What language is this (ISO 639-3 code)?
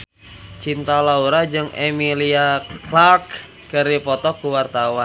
sun